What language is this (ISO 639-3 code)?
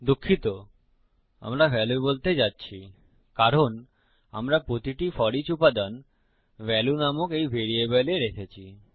ben